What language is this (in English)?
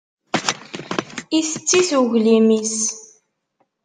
Kabyle